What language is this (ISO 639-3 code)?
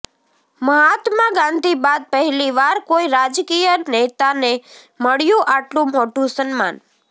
guj